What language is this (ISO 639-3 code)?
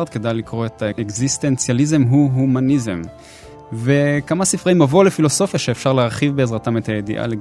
heb